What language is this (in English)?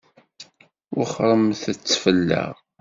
Kabyle